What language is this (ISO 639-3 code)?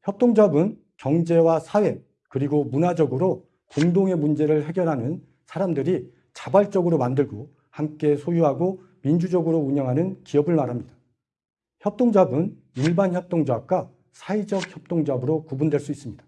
kor